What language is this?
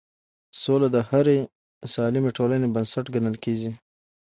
Pashto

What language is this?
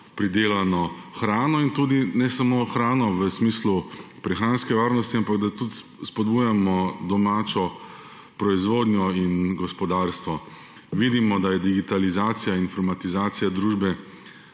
Slovenian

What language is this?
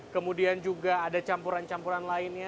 Indonesian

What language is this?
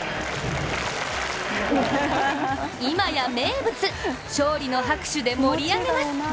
Japanese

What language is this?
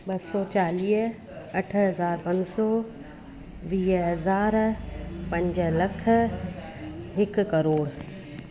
Sindhi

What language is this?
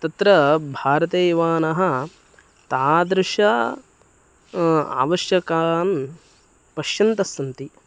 Sanskrit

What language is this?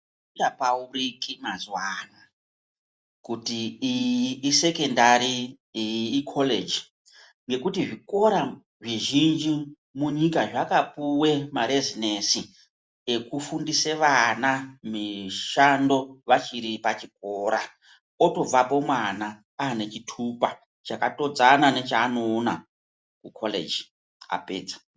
Ndau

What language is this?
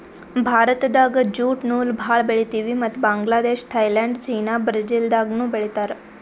Kannada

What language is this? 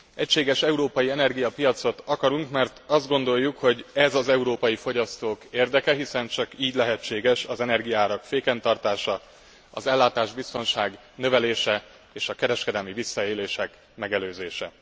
Hungarian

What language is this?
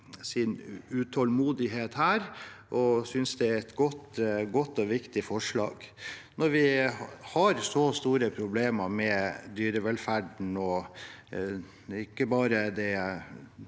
Norwegian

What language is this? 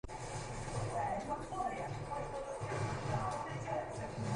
Uzbek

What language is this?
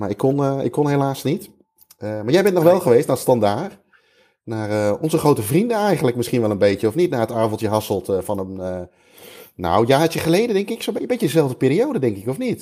Dutch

